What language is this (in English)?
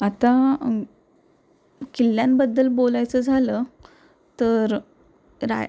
Marathi